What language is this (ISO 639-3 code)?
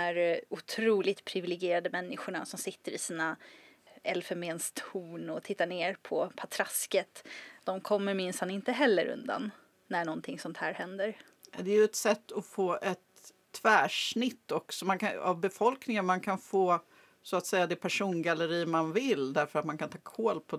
swe